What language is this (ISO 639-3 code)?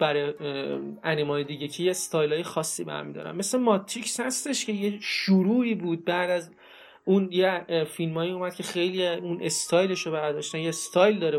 fas